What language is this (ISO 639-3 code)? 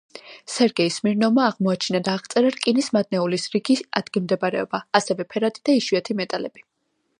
kat